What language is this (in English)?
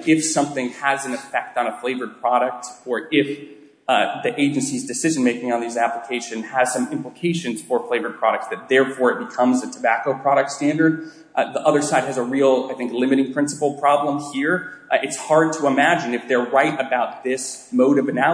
English